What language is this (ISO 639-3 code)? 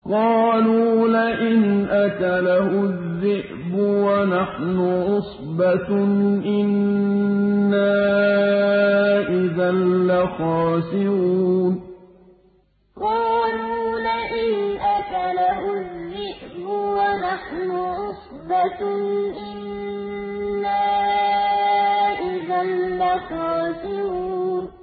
ara